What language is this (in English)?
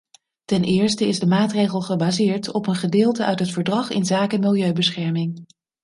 Dutch